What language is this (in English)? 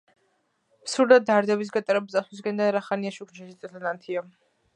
Georgian